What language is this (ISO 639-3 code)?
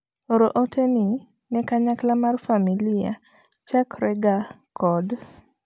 luo